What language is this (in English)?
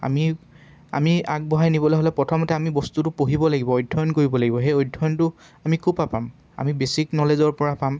Assamese